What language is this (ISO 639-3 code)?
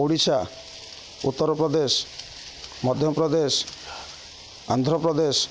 ori